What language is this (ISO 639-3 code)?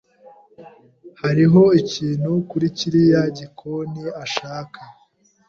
kin